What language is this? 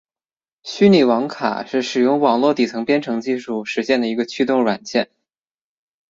Chinese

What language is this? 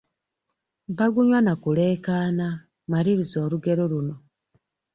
Ganda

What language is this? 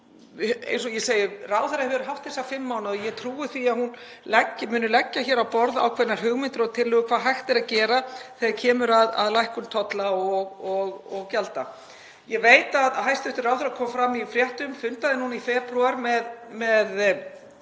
Icelandic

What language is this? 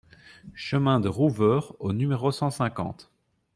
French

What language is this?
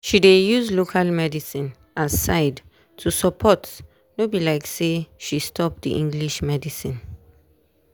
Nigerian Pidgin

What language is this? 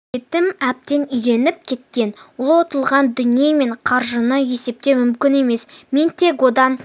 Kazakh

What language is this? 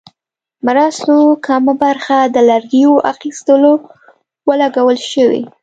Pashto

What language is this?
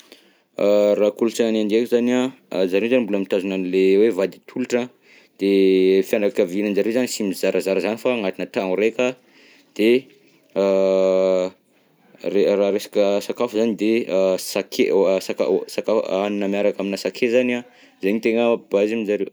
Southern Betsimisaraka Malagasy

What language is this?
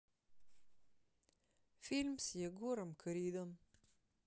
Russian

